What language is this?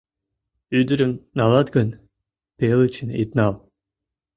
Mari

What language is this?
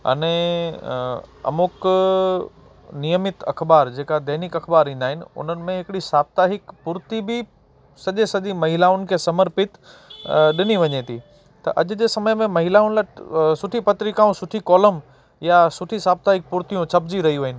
Sindhi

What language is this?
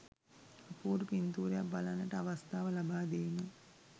Sinhala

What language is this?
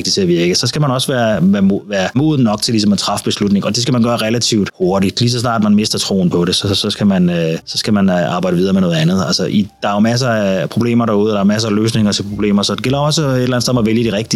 Danish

